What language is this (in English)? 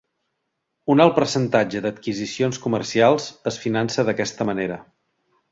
Catalan